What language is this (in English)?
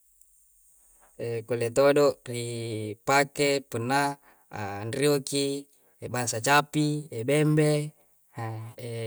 Coastal Konjo